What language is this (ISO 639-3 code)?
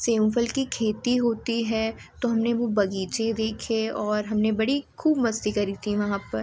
hin